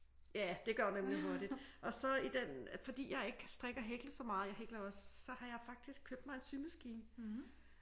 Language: Danish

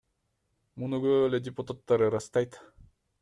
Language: Kyrgyz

